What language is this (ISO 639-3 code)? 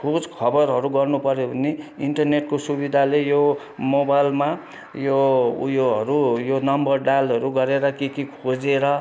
nep